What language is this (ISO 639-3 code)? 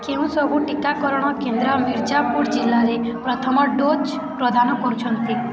ori